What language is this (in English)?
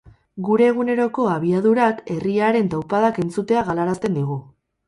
Basque